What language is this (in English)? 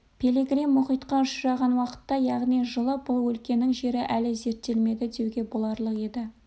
Kazakh